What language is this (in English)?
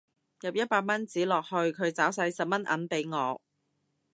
Cantonese